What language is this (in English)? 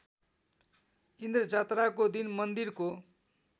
Nepali